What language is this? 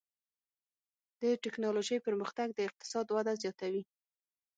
Pashto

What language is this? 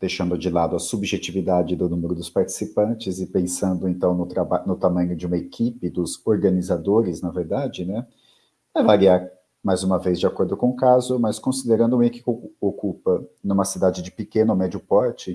Portuguese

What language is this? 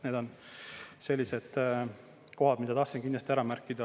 Estonian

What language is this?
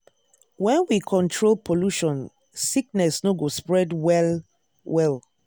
Nigerian Pidgin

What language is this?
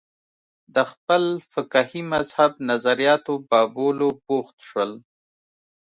Pashto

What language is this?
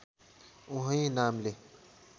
Nepali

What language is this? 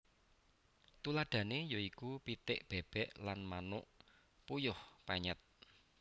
Javanese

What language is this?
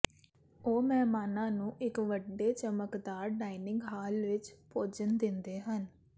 Punjabi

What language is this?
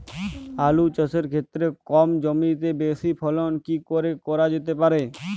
Bangla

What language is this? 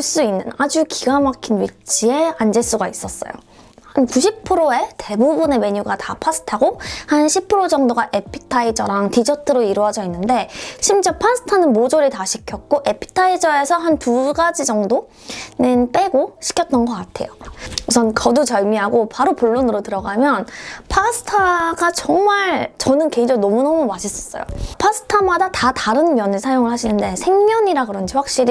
Korean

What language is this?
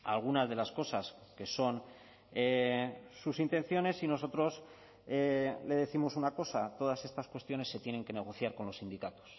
Spanish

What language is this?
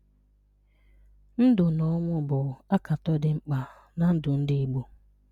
Igbo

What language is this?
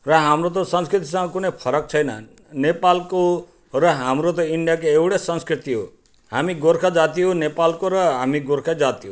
Nepali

